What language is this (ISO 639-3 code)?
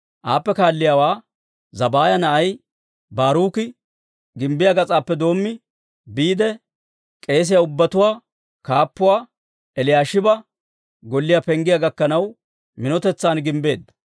dwr